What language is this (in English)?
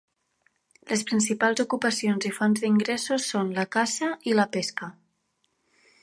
Catalan